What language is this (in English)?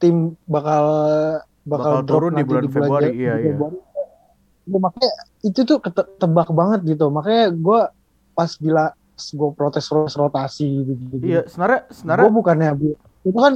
Indonesian